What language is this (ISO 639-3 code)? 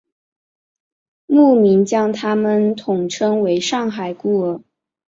zho